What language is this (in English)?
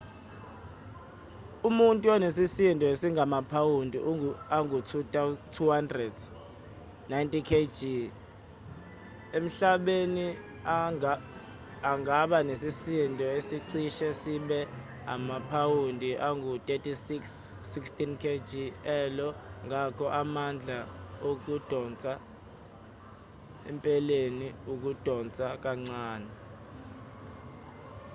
Zulu